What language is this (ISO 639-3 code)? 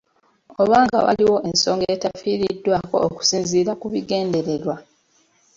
lug